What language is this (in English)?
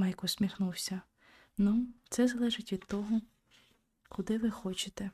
Ukrainian